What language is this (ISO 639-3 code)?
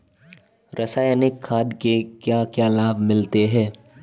hin